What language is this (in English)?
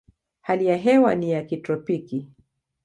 Swahili